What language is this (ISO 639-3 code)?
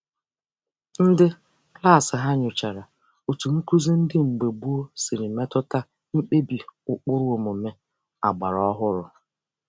ibo